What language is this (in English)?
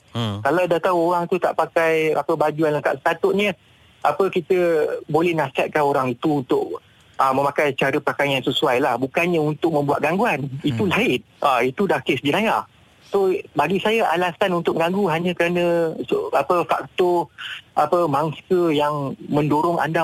Malay